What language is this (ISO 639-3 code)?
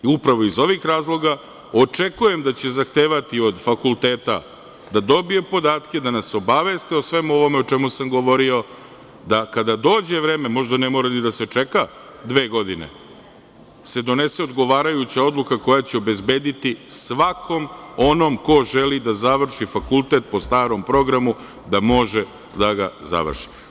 srp